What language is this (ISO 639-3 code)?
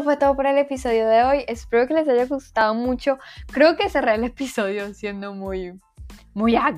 spa